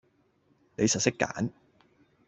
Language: Cantonese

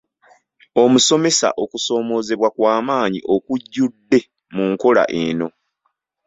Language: Ganda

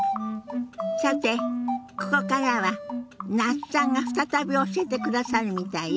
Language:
Japanese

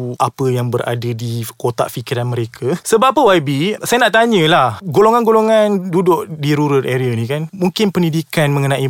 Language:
Malay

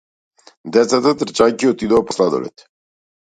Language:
Macedonian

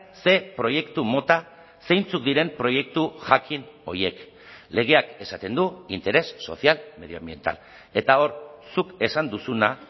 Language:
Basque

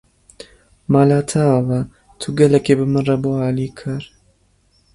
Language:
Kurdish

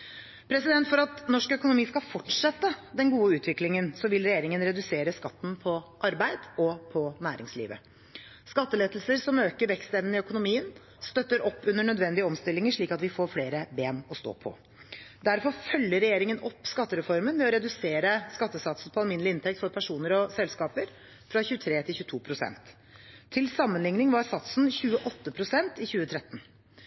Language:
Norwegian Bokmål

